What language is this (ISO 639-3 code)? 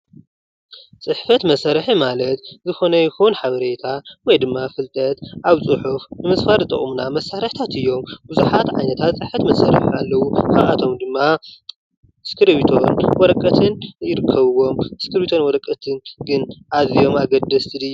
tir